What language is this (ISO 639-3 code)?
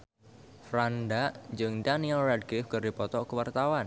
sun